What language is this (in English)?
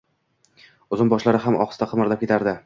Uzbek